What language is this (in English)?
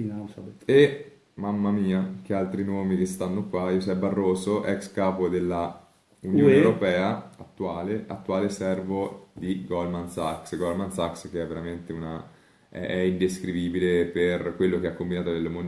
Italian